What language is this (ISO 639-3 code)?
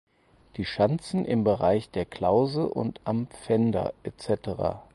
deu